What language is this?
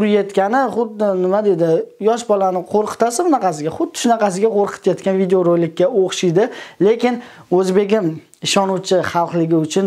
Turkish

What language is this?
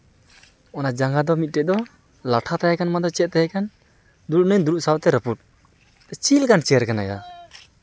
Santali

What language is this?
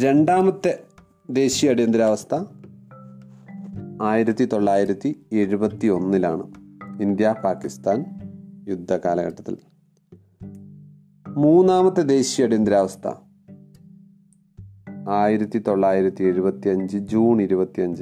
Malayalam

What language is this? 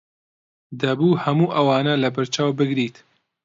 Central Kurdish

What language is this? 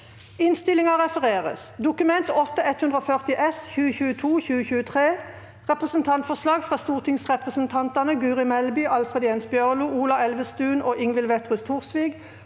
Norwegian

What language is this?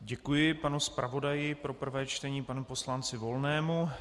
Czech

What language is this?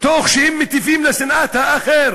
Hebrew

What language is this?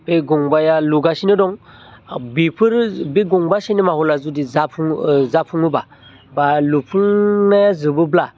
Bodo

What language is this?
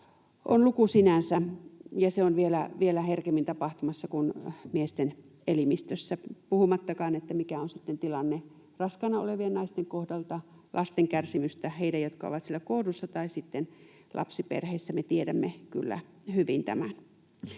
Finnish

